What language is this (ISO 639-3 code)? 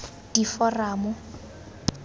tsn